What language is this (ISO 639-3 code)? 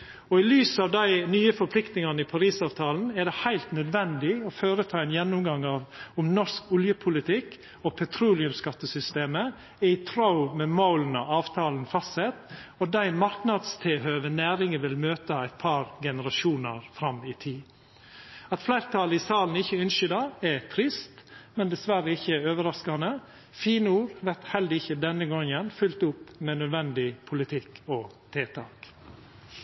nno